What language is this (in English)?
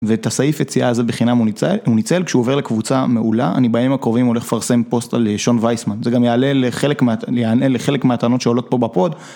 Hebrew